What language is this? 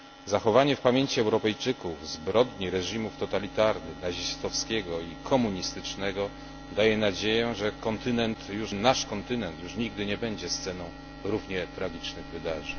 Polish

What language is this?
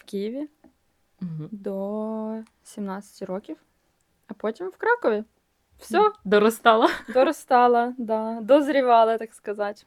Ukrainian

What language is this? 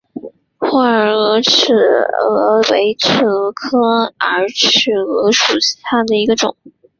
Chinese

